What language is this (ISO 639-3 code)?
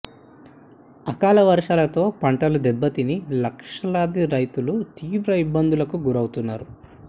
tel